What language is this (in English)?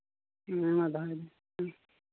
Santali